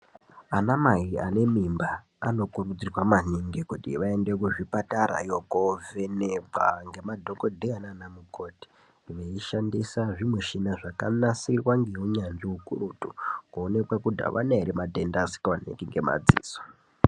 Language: Ndau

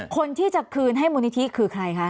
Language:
Thai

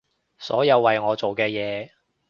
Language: Cantonese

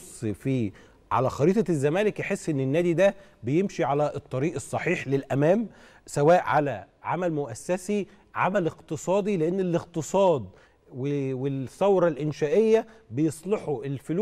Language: Arabic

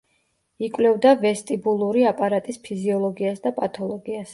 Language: Georgian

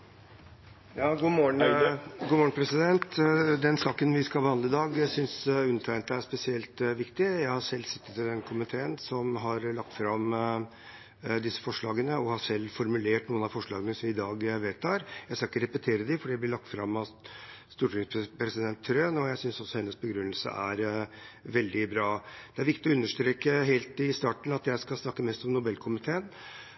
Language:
Norwegian Bokmål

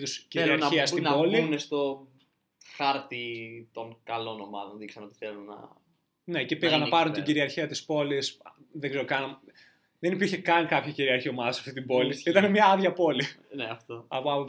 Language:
Greek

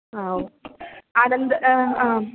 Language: Sanskrit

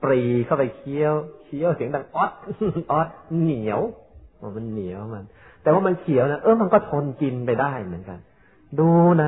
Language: Thai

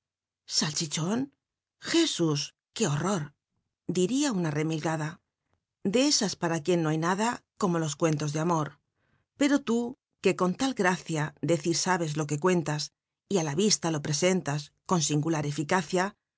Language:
Spanish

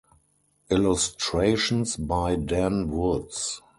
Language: English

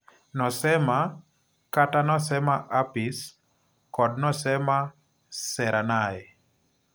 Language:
Luo (Kenya and Tanzania)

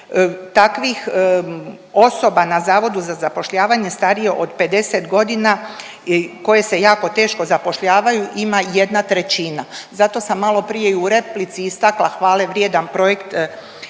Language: Croatian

